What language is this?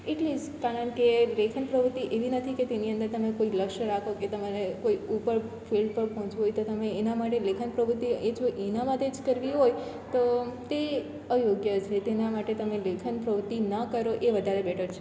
Gujarati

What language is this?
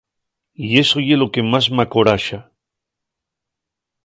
Asturian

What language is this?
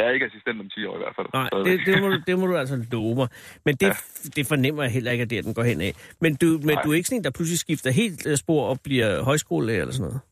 Danish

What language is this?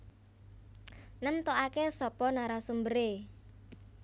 Javanese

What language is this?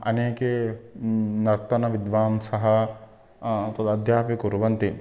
Sanskrit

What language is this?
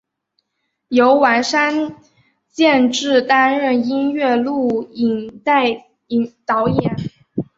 Chinese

